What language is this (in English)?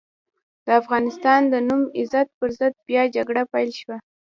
Pashto